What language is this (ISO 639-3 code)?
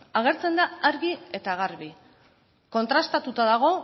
eus